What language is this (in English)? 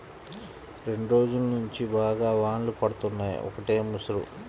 Telugu